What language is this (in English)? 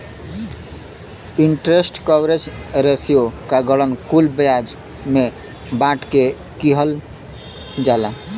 Bhojpuri